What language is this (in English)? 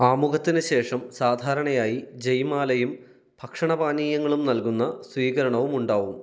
Malayalam